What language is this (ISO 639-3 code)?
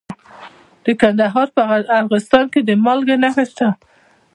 pus